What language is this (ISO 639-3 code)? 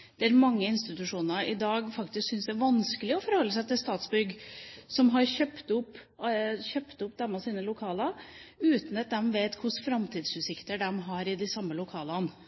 nob